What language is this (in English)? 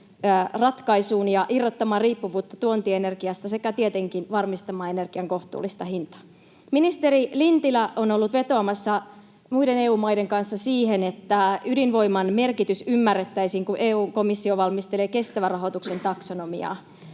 Finnish